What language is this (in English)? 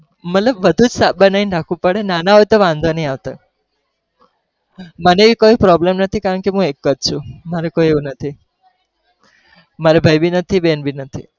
Gujarati